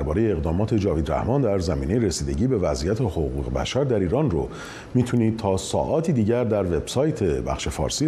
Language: Persian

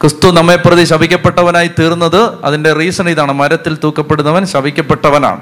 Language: Malayalam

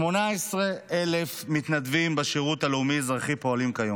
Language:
Hebrew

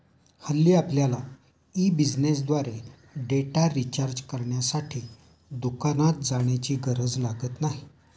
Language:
Marathi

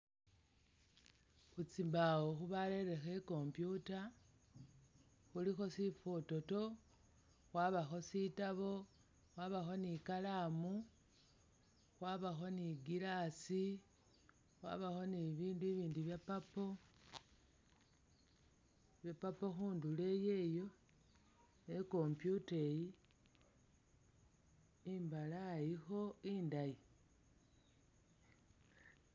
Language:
Masaaba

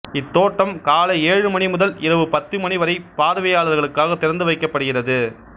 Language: Tamil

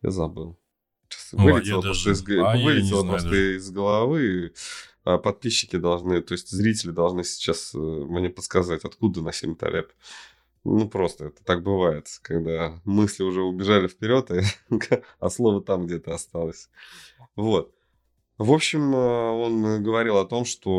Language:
Russian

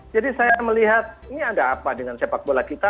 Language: Indonesian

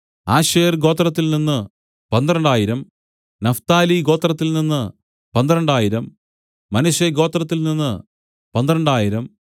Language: Malayalam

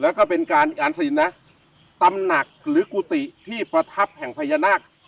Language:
Thai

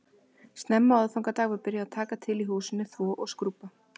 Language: Icelandic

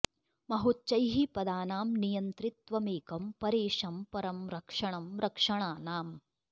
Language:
Sanskrit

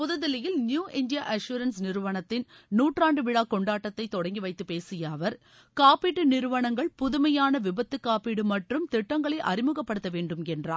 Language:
Tamil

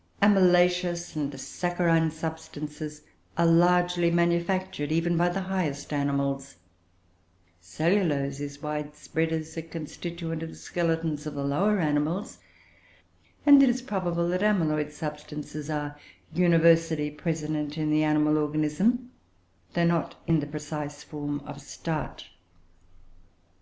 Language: English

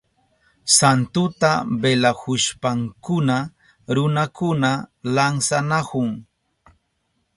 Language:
Southern Pastaza Quechua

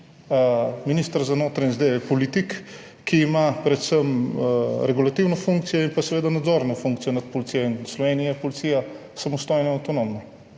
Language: Slovenian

